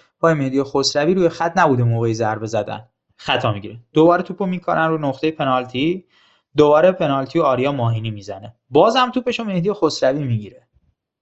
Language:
Persian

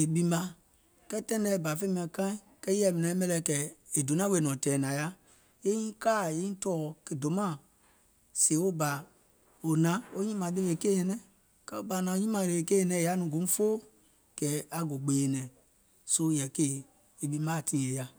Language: Gola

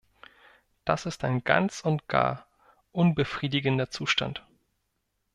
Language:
German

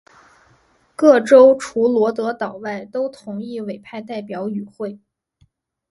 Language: Chinese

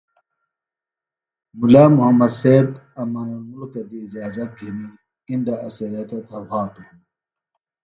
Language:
Phalura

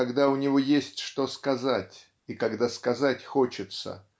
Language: Russian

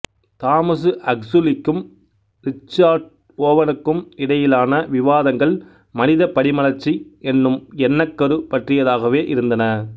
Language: Tamil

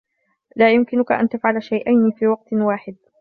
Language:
Arabic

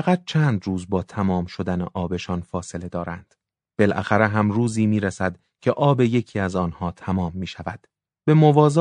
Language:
Persian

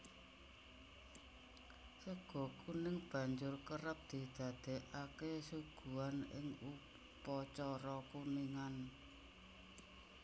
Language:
Javanese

